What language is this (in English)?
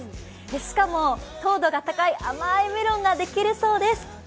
Japanese